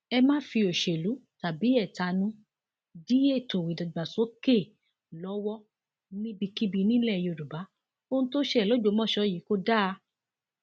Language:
Yoruba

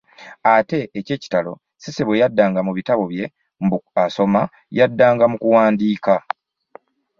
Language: Ganda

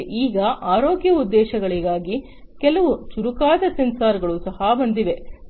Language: Kannada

